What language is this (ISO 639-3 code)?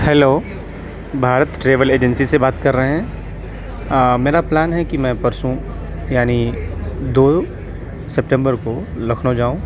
urd